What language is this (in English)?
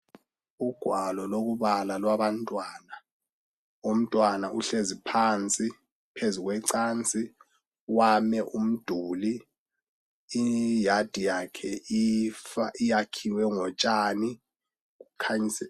North Ndebele